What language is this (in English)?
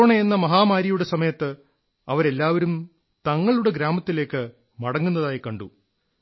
Malayalam